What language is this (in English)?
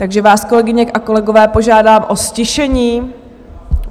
Czech